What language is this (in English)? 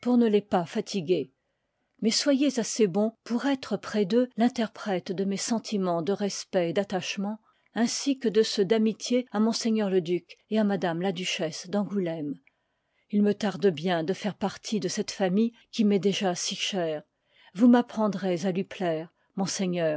French